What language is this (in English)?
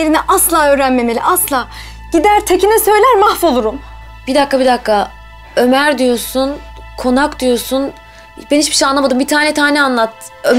Turkish